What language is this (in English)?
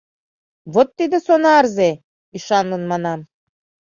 Mari